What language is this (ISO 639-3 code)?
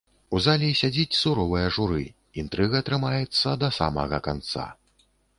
bel